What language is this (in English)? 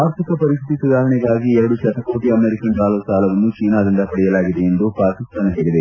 Kannada